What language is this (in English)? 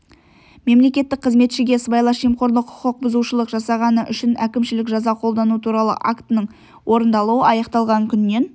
Kazakh